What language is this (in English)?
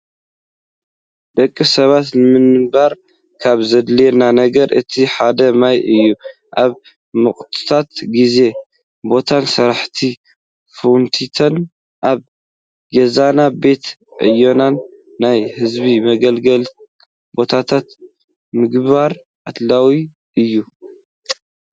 Tigrinya